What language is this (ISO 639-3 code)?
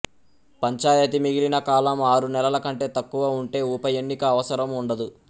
tel